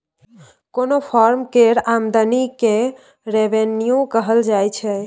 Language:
Maithili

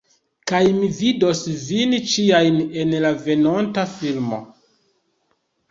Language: Esperanto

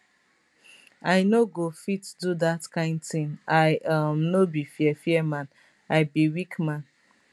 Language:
Nigerian Pidgin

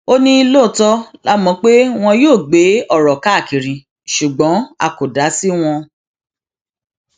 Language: Yoruba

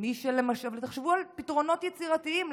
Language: Hebrew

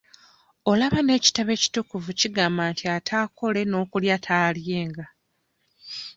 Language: Ganda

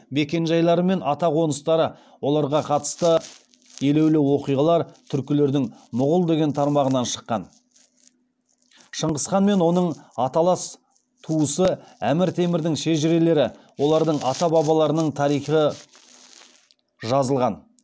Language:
Kazakh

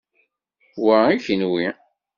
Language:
Kabyle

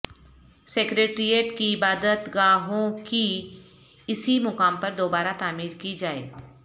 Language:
Urdu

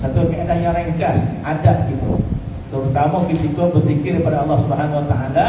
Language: Malay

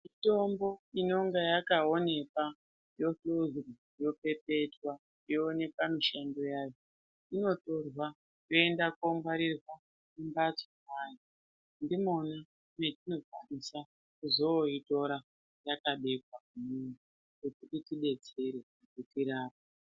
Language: Ndau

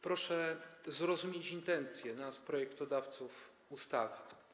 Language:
Polish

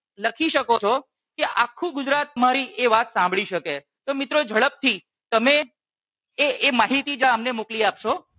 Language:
Gujarati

